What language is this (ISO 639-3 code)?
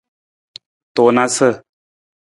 nmz